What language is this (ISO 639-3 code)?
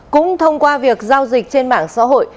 vie